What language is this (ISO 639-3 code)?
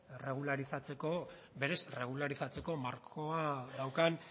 eus